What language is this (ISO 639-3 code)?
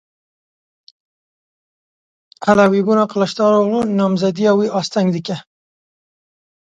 kur